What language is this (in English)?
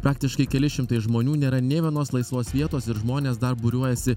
Lithuanian